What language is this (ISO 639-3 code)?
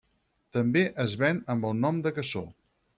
cat